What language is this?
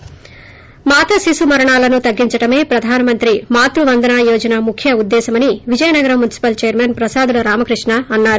Telugu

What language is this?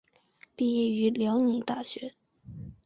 Chinese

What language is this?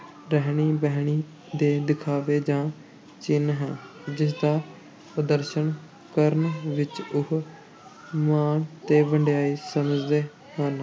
Punjabi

